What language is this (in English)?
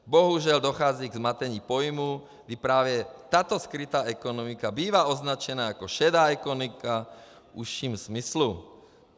Czech